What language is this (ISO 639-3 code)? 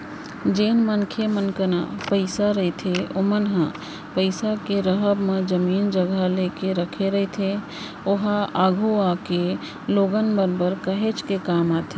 hne